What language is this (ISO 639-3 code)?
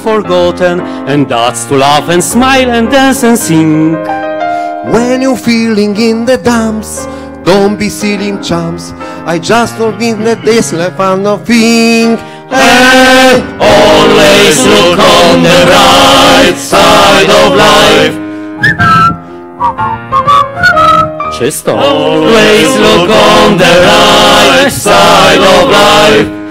pol